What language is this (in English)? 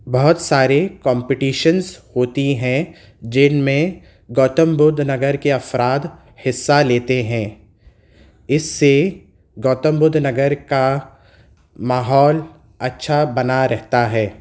Urdu